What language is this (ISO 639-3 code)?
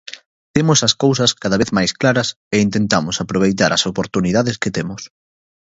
glg